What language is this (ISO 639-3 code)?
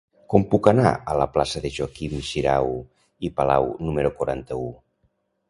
cat